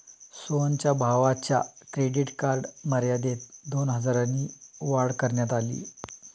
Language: Marathi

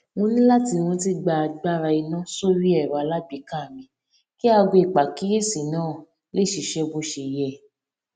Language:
Yoruba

